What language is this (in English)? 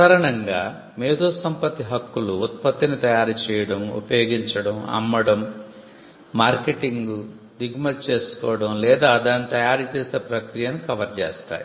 Telugu